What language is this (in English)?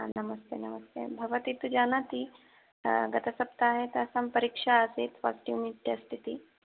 Sanskrit